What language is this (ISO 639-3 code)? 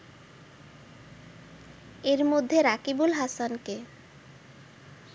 ben